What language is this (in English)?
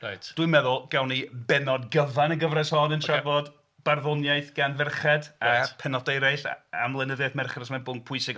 Welsh